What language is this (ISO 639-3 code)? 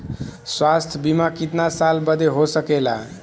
bho